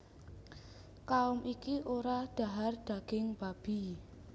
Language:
Javanese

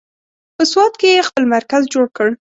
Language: Pashto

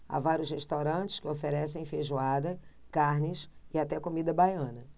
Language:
Portuguese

